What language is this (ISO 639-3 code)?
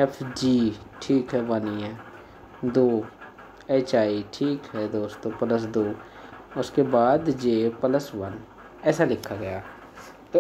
hin